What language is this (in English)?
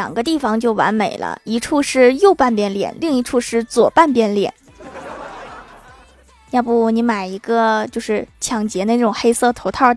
Chinese